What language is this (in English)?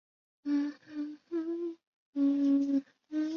Chinese